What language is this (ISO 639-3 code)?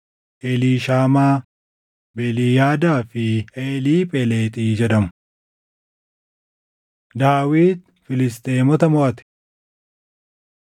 orm